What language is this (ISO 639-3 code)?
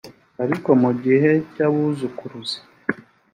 kin